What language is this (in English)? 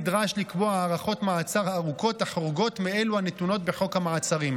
Hebrew